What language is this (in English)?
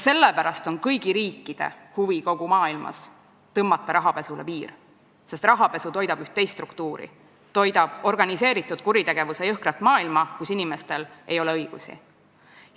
Estonian